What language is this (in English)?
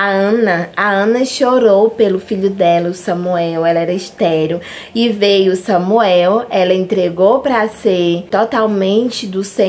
Portuguese